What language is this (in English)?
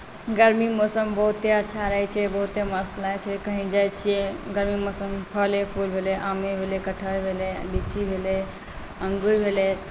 Maithili